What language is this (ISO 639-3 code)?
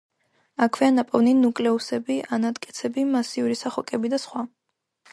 kat